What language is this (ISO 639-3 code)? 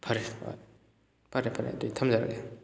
mni